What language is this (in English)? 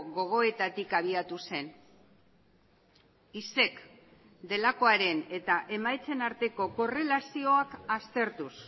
Basque